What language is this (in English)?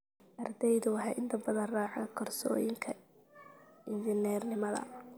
Somali